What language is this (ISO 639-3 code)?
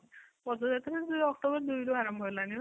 ori